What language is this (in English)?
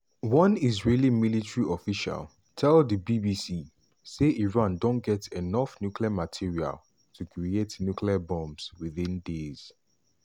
Nigerian Pidgin